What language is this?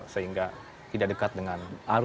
Indonesian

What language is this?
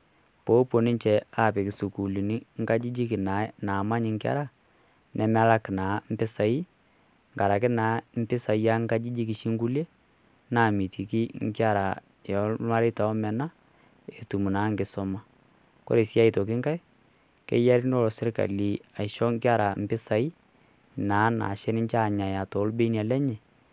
Masai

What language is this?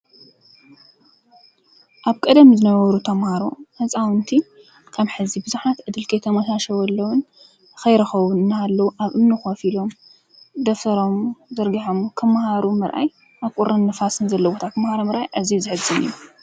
Tigrinya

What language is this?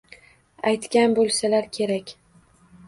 Uzbek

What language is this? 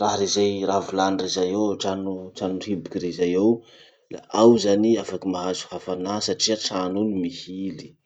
Masikoro Malagasy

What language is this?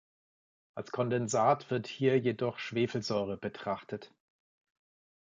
German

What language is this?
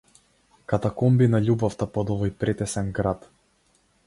Macedonian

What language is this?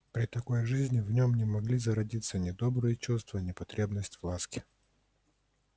Russian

